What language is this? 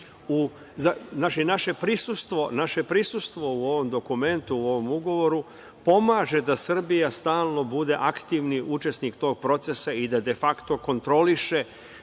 Serbian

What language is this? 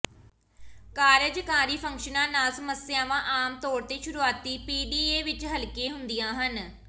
Punjabi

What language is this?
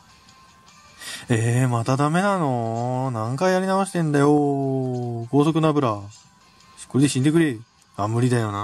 Japanese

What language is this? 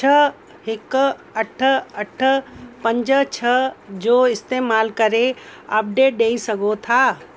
Sindhi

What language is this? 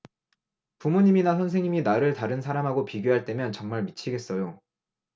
Korean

